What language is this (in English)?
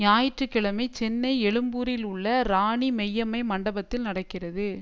Tamil